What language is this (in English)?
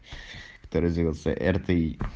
Russian